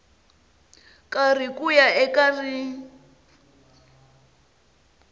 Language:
Tsonga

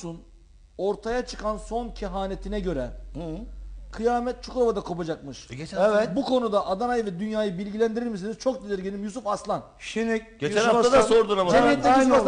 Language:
Turkish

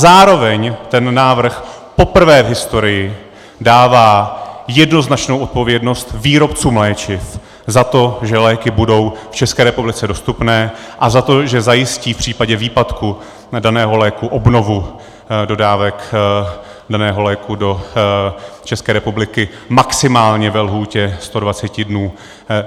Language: Czech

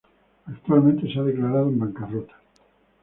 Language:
Spanish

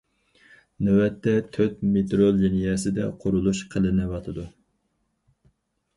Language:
Uyghur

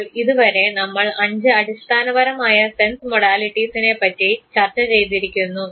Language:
Malayalam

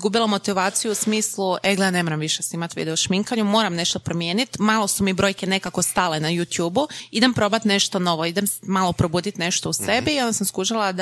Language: Croatian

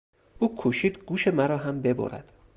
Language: Persian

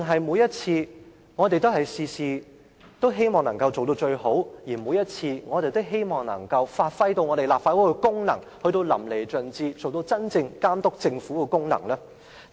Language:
Cantonese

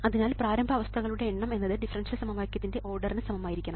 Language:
Malayalam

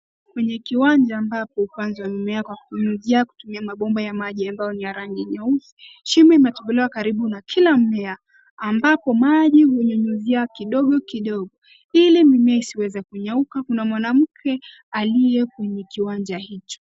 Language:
Swahili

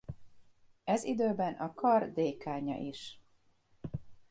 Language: Hungarian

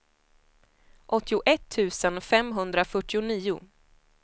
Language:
Swedish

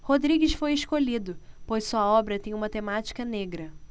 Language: Portuguese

